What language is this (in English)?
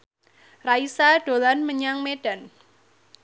Javanese